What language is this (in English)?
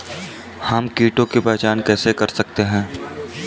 Hindi